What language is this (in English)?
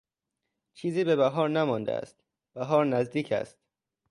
Persian